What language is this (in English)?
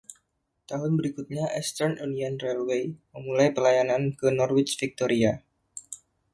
Indonesian